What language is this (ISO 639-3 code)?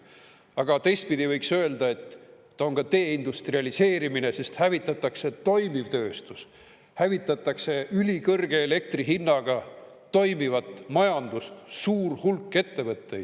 est